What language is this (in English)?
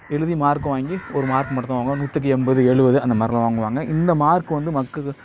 Tamil